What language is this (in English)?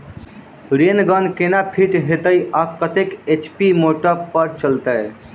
Maithili